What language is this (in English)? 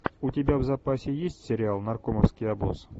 Russian